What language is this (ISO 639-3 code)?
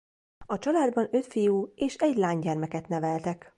hun